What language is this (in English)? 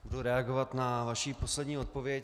Czech